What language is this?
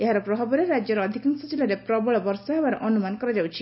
Odia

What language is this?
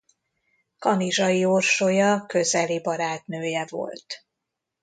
Hungarian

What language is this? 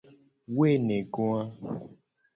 Gen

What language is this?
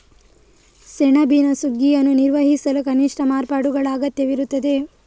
Kannada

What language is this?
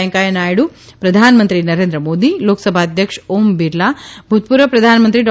Gujarati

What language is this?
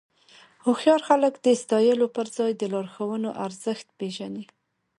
Pashto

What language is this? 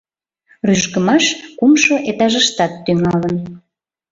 Mari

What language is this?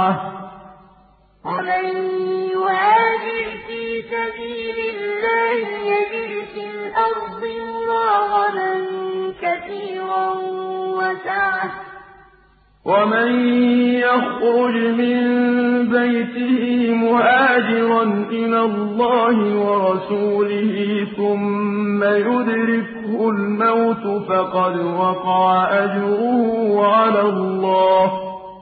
Arabic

